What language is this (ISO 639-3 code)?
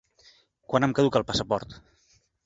cat